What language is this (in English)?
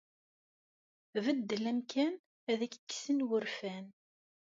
Kabyle